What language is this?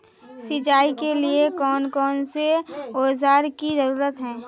Magahi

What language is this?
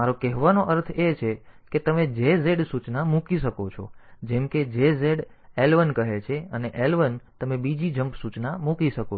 Gujarati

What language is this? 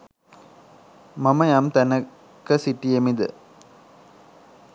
Sinhala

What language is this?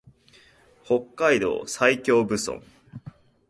Japanese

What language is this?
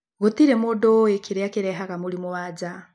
Kikuyu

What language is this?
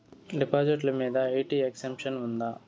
Telugu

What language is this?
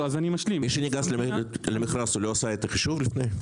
Hebrew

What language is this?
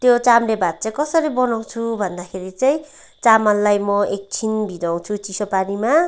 Nepali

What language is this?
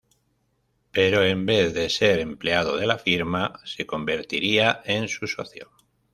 Spanish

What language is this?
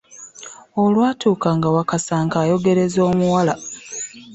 Ganda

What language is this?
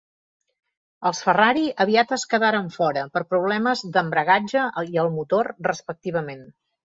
Catalan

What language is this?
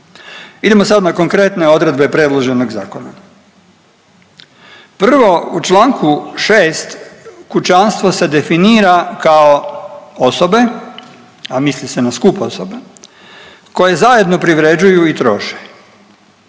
Croatian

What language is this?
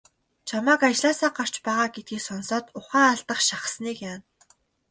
Mongolian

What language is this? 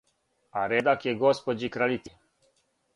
Serbian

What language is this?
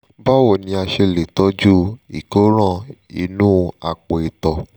Yoruba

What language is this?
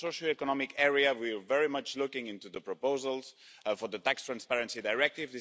English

